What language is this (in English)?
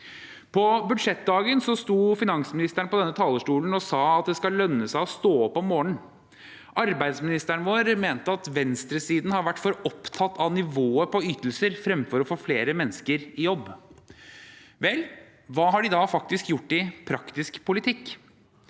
Norwegian